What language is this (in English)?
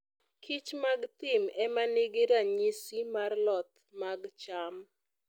Luo (Kenya and Tanzania)